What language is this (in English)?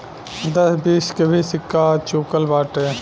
Bhojpuri